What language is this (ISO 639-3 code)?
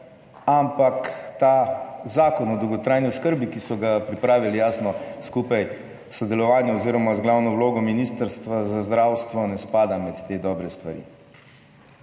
slv